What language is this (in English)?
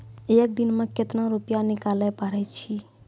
Maithili